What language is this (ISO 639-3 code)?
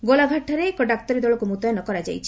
ori